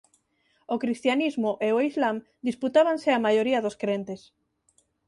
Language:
Galician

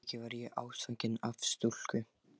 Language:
Icelandic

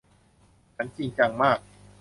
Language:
Thai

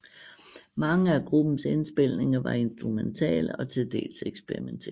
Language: Danish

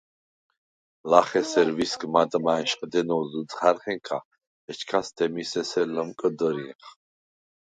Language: Svan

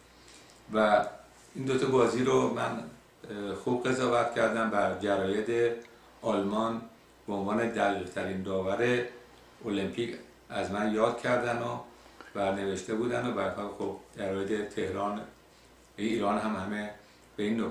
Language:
Persian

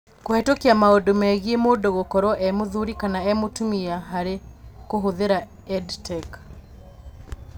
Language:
Kikuyu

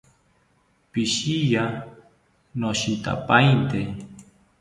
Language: South Ucayali Ashéninka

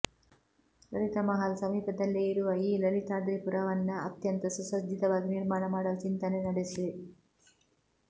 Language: Kannada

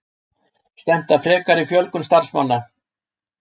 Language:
Icelandic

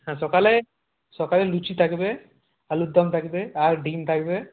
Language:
Bangla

